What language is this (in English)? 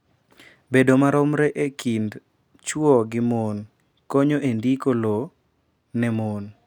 Luo (Kenya and Tanzania)